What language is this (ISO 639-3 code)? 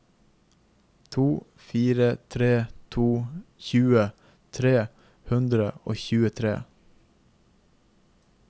nor